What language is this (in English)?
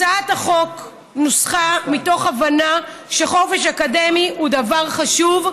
Hebrew